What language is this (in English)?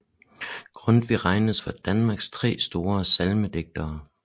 Danish